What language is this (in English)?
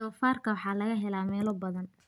Somali